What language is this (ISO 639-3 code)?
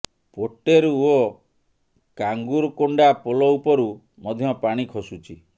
ori